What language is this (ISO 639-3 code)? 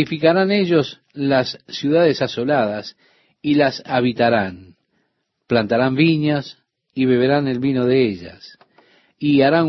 spa